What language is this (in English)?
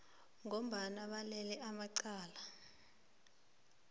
South Ndebele